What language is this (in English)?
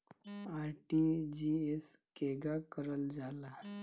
Bhojpuri